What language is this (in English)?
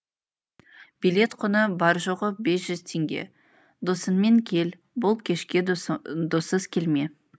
Kazakh